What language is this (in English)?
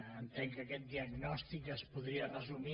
Catalan